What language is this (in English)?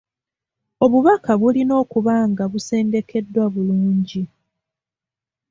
Ganda